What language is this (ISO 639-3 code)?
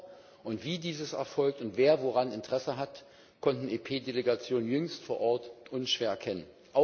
deu